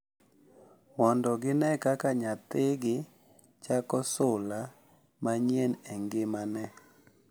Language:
Luo (Kenya and Tanzania)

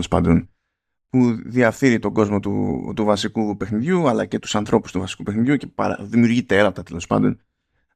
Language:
Greek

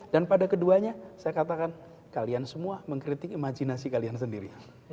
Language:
Indonesian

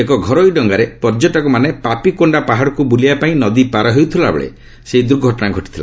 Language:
Odia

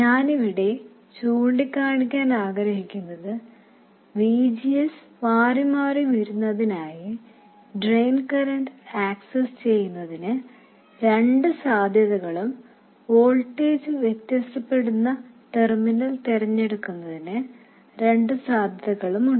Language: Malayalam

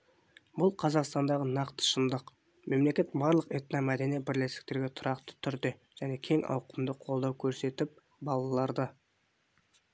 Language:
Kazakh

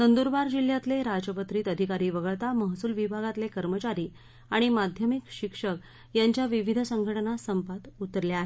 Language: Marathi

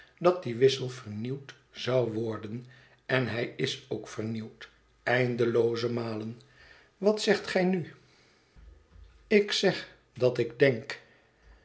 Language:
Dutch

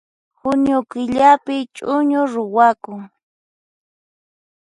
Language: Puno Quechua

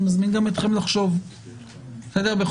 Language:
Hebrew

